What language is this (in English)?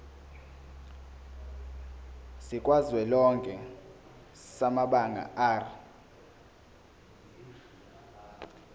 Zulu